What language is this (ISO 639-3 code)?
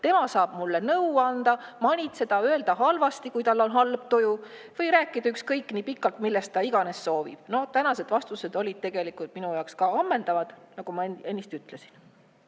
est